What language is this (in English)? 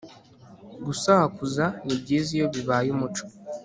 Kinyarwanda